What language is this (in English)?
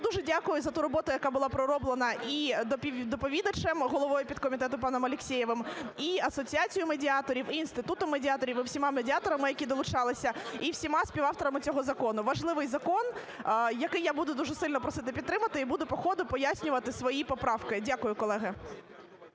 Ukrainian